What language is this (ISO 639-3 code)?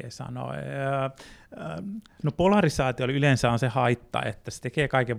fin